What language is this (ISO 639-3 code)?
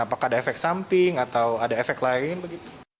ind